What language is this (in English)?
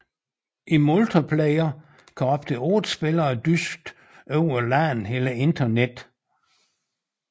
Danish